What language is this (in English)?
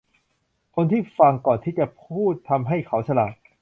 Thai